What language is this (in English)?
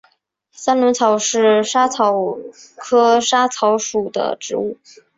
Chinese